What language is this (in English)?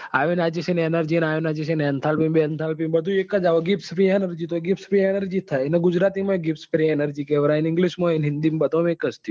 Gujarati